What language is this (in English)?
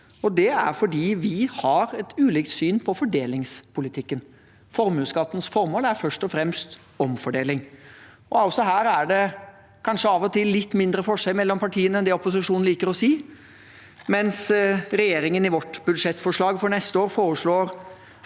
Norwegian